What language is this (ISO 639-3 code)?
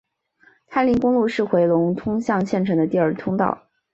zho